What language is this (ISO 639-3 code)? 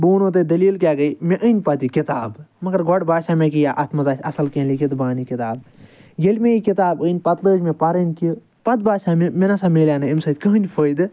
kas